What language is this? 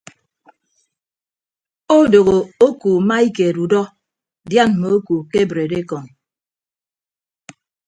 Ibibio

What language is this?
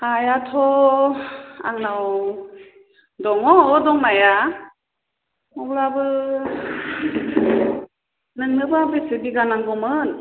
Bodo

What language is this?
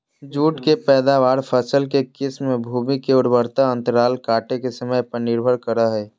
Magahi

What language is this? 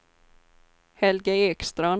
Swedish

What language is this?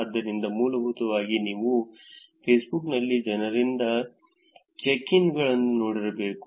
Kannada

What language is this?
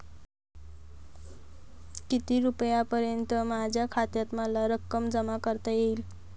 Marathi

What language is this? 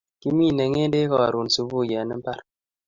Kalenjin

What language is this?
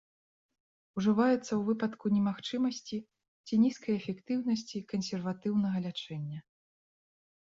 Belarusian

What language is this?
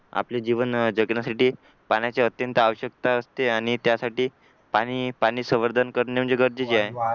Marathi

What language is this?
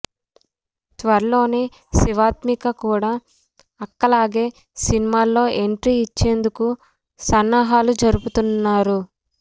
Telugu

